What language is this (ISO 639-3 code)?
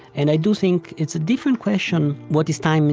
eng